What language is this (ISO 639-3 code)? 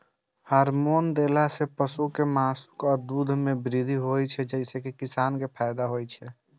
mai